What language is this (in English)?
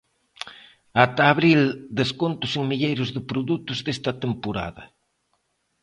Galician